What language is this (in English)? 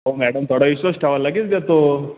Marathi